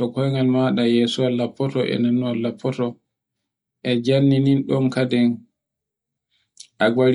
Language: Borgu Fulfulde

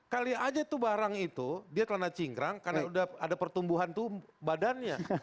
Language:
Indonesian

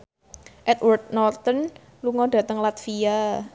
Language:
Javanese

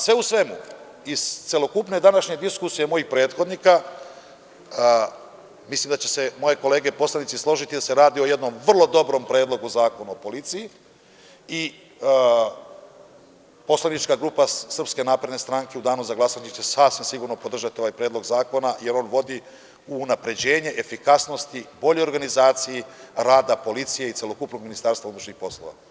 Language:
Serbian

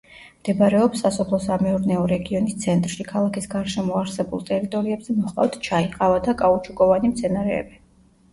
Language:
Georgian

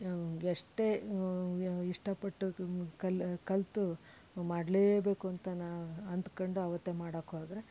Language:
Kannada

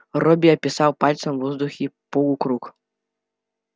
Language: Russian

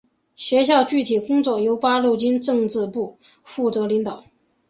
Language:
Chinese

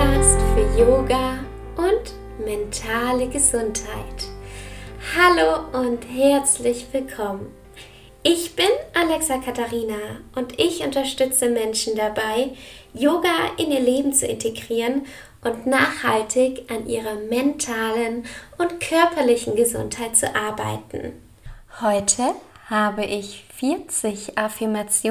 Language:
German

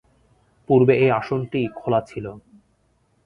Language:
Bangla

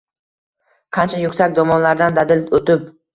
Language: Uzbek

